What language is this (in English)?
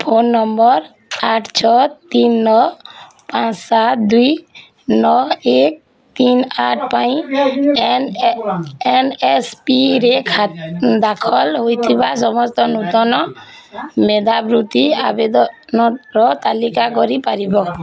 Odia